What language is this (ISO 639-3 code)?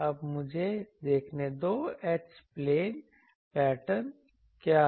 hin